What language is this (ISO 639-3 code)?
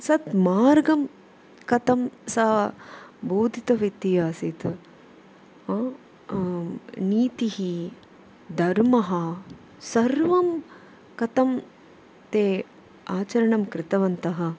san